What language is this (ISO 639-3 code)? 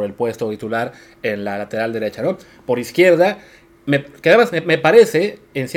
spa